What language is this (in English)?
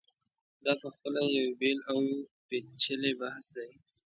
Pashto